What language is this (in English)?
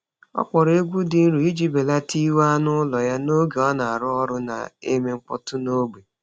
Igbo